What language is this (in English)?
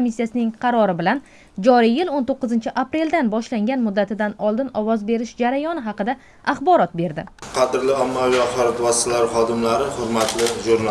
Turkish